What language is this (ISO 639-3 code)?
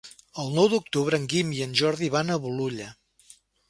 cat